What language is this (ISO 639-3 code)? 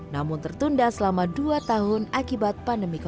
ind